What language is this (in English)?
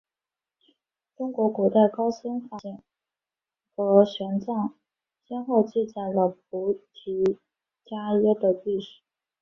Chinese